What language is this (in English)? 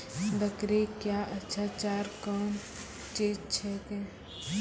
Maithili